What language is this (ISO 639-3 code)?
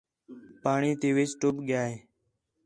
xhe